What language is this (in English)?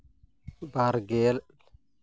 Santali